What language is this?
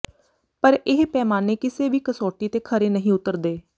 Punjabi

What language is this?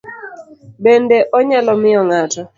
Luo (Kenya and Tanzania)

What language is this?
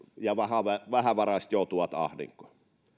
Finnish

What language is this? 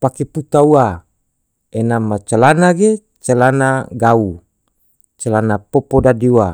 Tidore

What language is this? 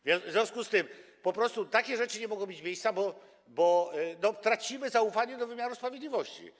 Polish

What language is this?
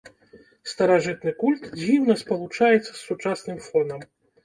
Belarusian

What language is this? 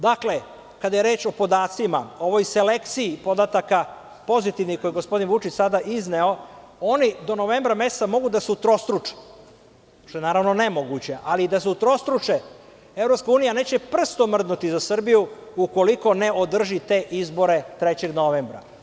Serbian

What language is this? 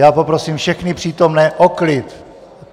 Czech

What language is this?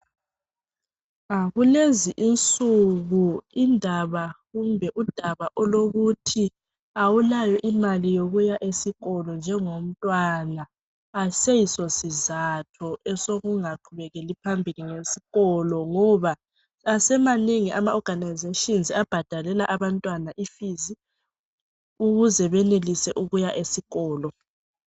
North Ndebele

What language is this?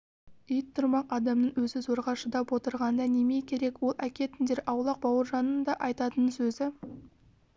Kazakh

